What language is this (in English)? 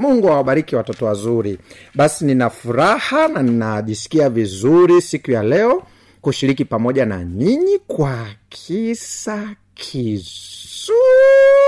Swahili